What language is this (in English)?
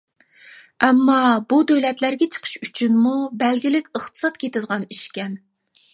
Uyghur